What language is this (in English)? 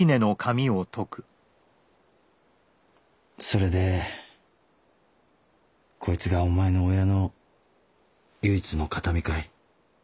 Japanese